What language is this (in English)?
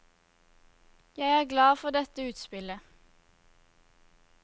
Norwegian